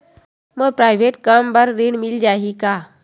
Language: Chhattisgarhi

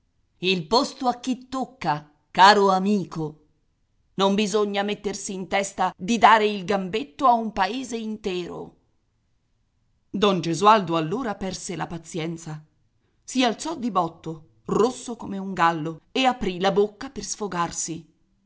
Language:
Italian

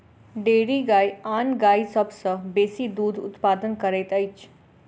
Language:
Maithili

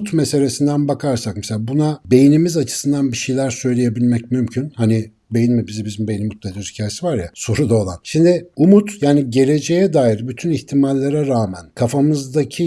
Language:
Turkish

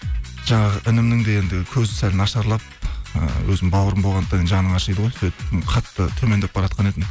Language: Kazakh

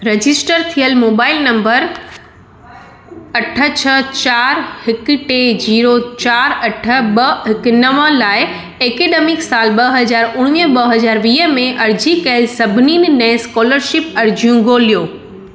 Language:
Sindhi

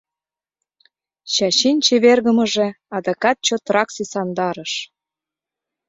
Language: Mari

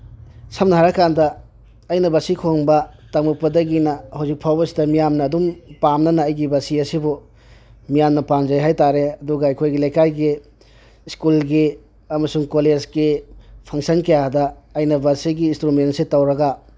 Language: Manipuri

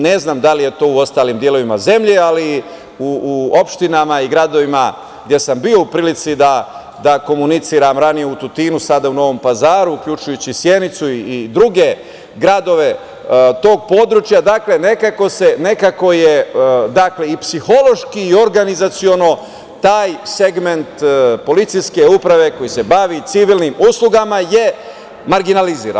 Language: Serbian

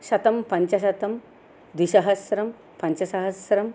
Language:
Sanskrit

